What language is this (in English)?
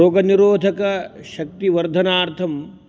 Sanskrit